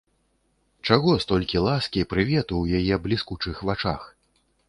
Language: Belarusian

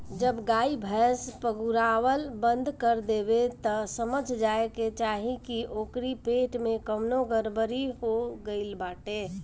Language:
Bhojpuri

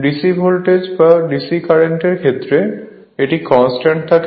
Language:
Bangla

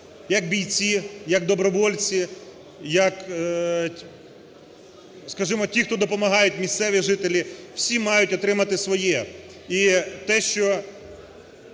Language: Ukrainian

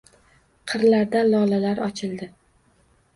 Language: Uzbek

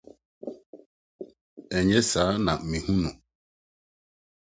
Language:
Akan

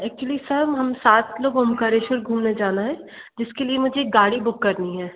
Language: Hindi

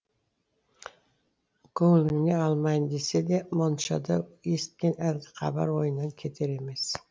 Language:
Kazakh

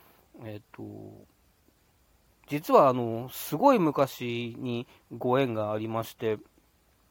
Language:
Japanese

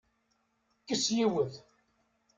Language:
Kabyle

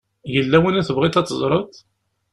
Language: Kabyle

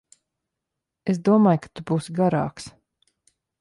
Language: Latvian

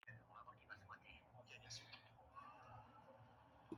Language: Kinyarwanda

